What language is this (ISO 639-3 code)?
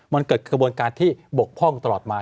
tha